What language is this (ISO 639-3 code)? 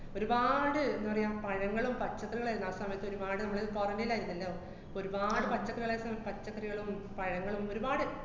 mal